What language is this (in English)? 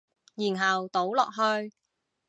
Cantonese